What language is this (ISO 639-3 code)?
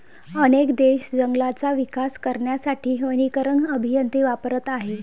mar